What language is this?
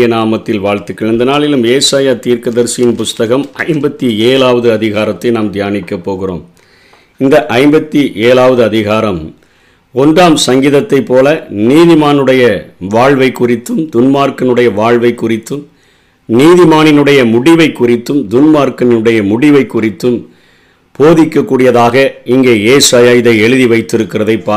Tamil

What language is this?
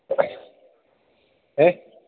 Malayalam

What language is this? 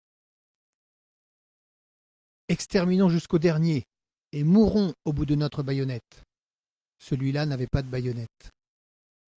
French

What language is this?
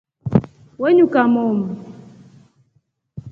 Rombo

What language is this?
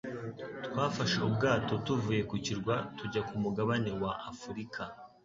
Kinyarwanda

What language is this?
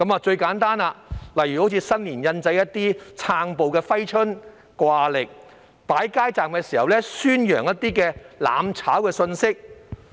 Cantonese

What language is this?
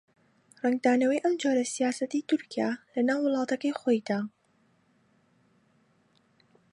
Central Kurdish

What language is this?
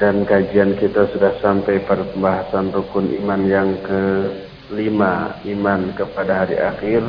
Indonesian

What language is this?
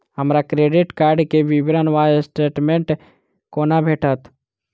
Maithili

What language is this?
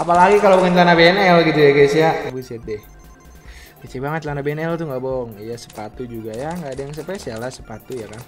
Indonesian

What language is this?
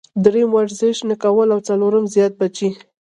Pashto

